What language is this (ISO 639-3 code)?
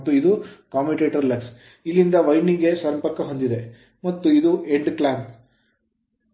kan